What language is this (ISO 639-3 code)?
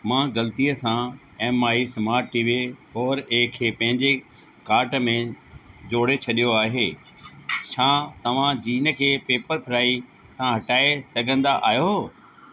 snd